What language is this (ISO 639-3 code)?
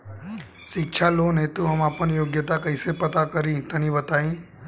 bho